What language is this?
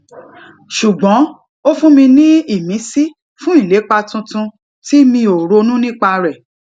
Yoruba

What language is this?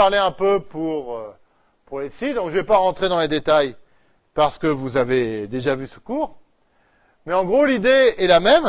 French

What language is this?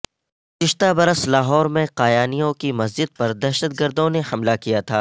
Urdu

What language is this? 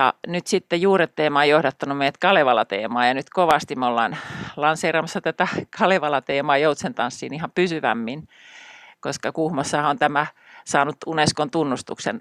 Finnish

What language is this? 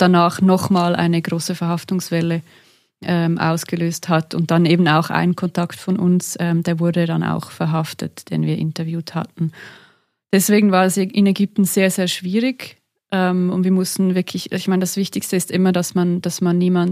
German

